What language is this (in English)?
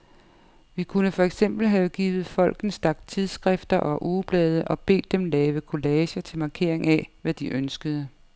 Danish